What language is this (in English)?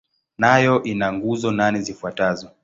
Swahili